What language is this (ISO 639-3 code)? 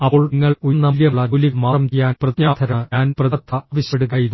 mal